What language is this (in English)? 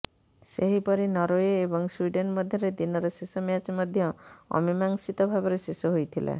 Odia